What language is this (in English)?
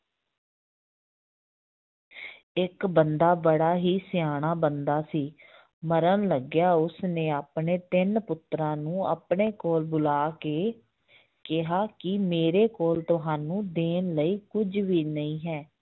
Punjabi